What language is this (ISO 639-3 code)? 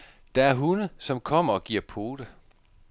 dan